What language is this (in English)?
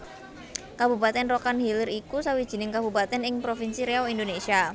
Javanese